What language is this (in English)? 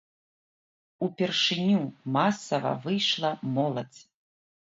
Belarusian